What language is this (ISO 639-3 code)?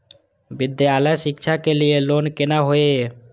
mai